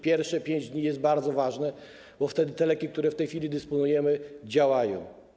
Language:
Polish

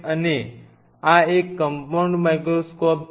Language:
Gujarati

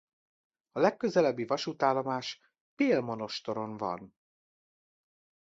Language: Hungarian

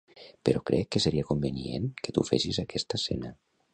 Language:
Catalan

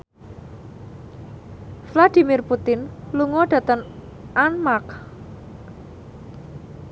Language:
Javanese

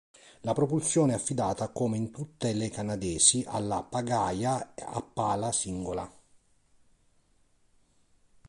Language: Italian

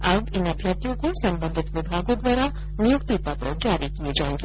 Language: Hindi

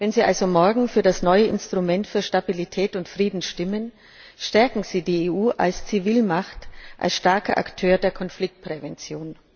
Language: German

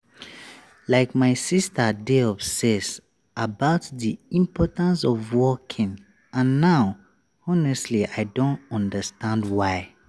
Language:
Nigerian Pidgin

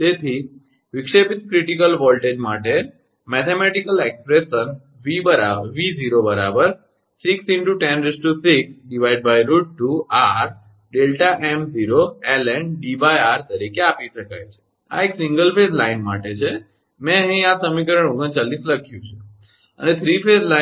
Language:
Gujarati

